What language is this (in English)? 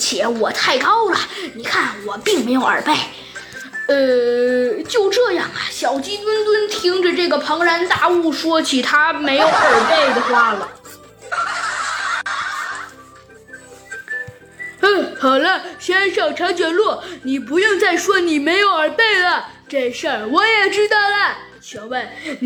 Chinese